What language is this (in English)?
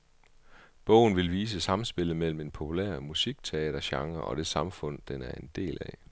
Danish